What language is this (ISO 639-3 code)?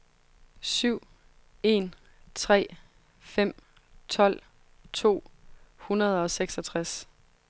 dan